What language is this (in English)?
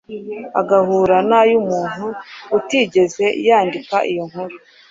Kinyarwanda